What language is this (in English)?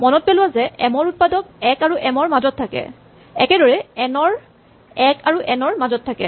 Assamese